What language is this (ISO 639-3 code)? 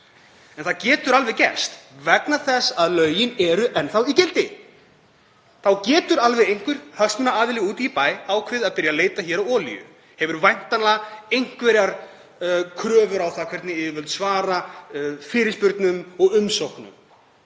isl